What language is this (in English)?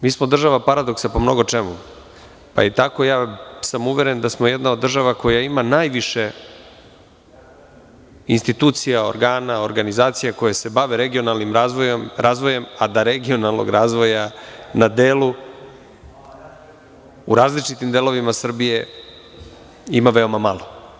Serbian